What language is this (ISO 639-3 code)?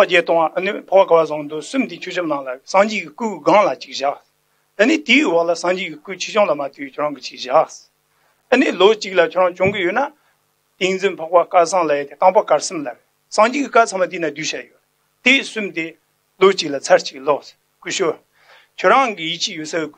tur